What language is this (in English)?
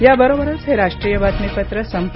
Marathi